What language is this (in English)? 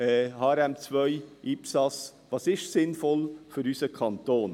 Swiss German